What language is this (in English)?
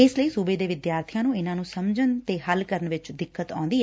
Punjabi